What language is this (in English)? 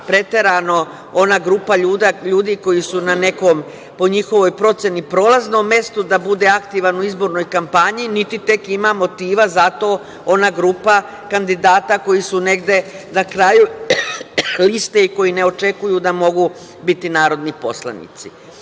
Serbian